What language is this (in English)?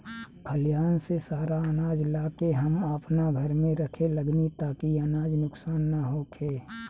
Bhojpuri